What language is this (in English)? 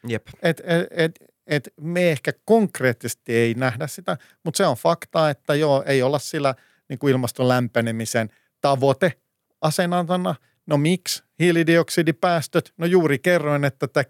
Finnish